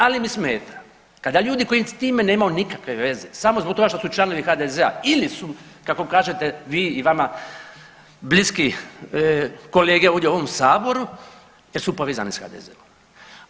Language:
Croatian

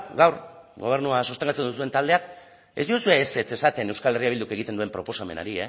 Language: Basque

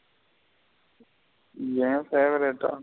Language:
Tamil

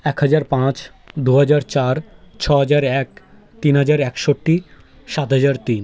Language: Bangla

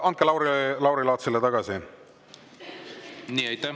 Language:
Estonian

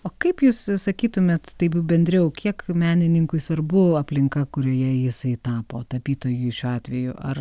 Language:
Lithuanian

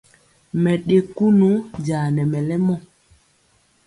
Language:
Mpiemo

